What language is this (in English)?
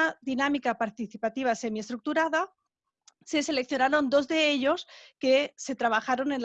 Spanish